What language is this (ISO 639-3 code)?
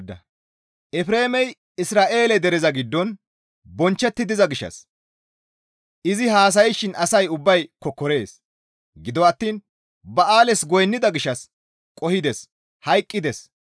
gmv